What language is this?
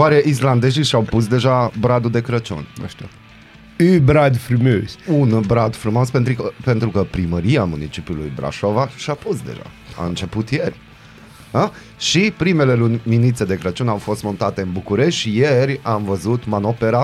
Romanian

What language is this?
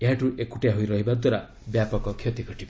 Odia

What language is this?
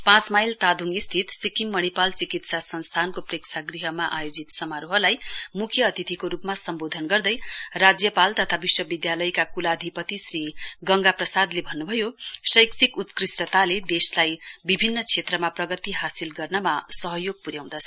Nepali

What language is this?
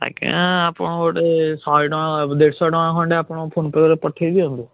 Odia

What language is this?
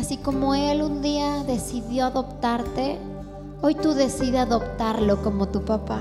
Spanish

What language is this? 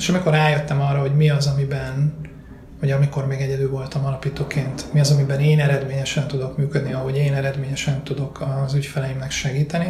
Hungarian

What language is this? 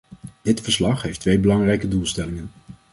Dutch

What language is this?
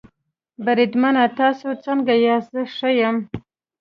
Pashto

